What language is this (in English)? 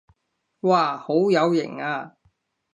Cantonese